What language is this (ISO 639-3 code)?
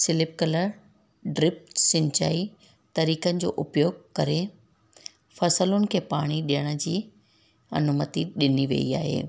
snd